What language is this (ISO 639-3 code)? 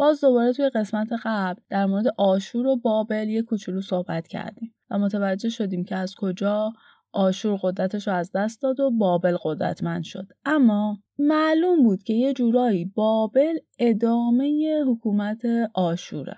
fas